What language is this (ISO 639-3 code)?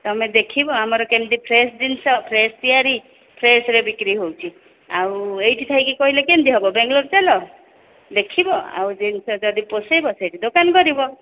ori